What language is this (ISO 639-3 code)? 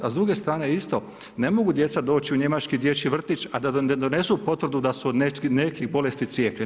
hrv